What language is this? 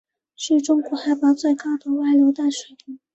Chinese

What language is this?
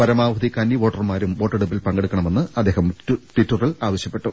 Malayalam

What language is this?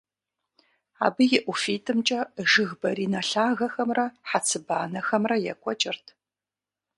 Kabardian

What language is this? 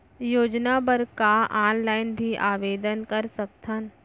Chhattisgarhi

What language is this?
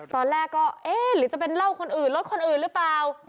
Thai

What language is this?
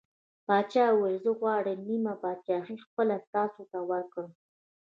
Pashto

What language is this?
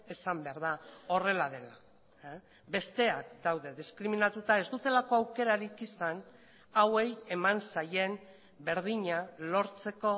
Basque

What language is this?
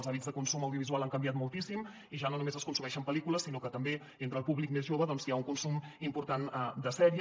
Catalan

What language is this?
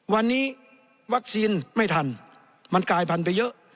Thai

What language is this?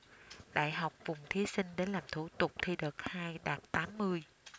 Vietnamese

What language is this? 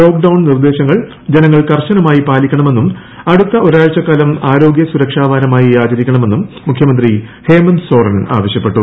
Malayalam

